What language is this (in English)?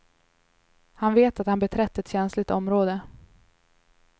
Swedish